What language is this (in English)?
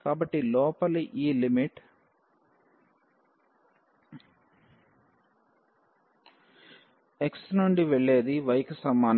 Telugu